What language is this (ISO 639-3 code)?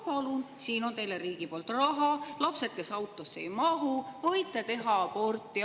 est